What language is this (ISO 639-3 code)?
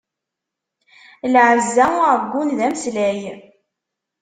kab